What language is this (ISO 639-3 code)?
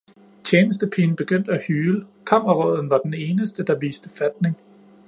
dan